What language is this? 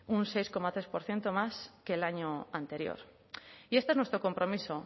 Spanish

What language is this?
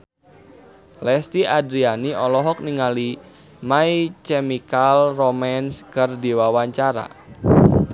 Sundanese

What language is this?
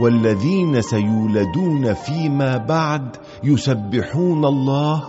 Arabic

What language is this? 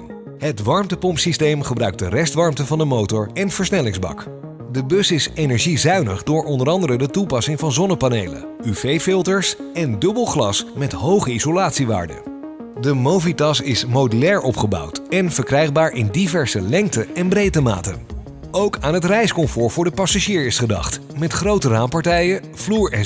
Dutch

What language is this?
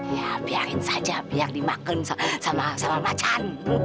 Indonesian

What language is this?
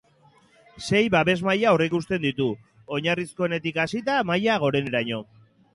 Basque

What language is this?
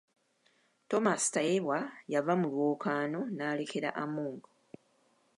Ganda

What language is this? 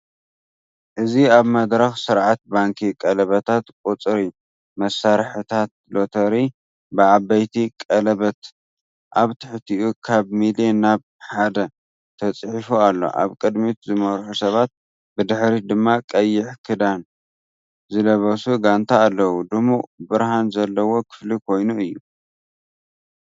Tigrinya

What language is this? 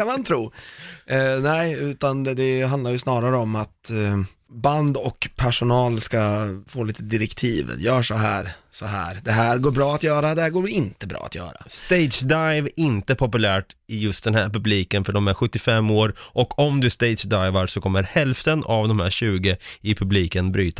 Swedish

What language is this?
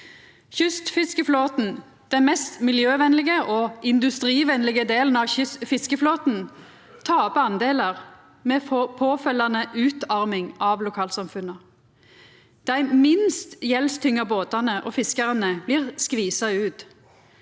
Norwegian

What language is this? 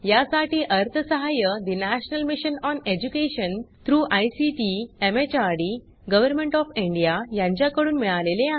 Marathi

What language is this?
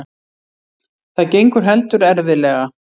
Icelandic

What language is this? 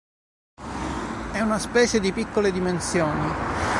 Italian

